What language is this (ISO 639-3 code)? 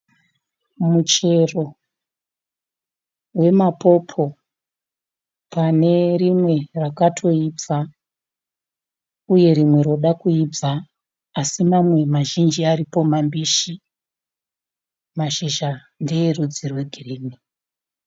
sna